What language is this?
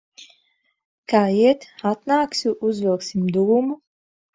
Latvian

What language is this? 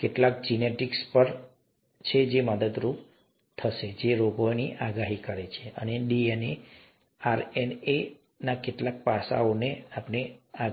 Gujarati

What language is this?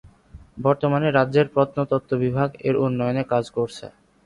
Bangla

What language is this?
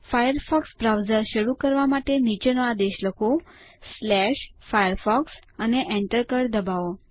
Gujarati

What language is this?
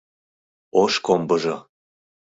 Mari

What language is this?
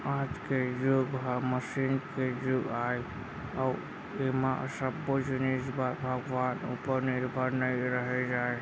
Chhattisgarhi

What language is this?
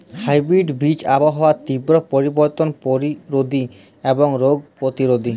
Bangla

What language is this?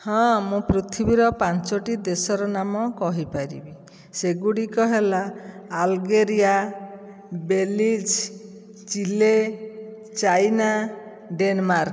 Odia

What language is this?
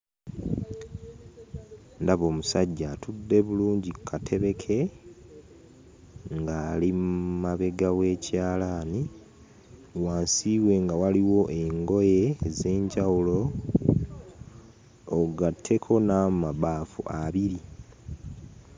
Ganda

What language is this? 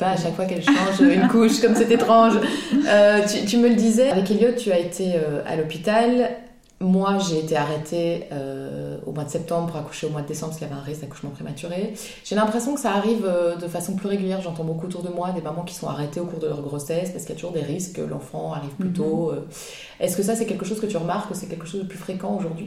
French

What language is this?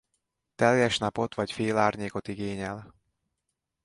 Hungarian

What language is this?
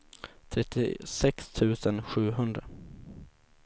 Swedish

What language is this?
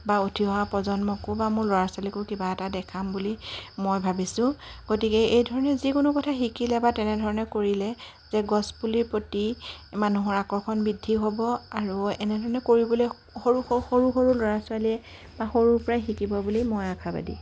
Assamese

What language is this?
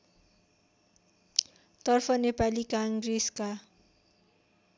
Nepali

